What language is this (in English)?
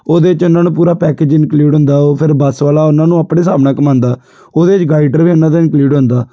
Punjabi